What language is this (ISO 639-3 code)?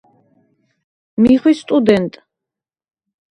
sva